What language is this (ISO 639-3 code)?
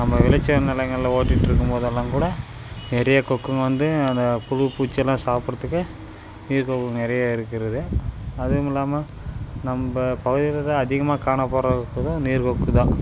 tam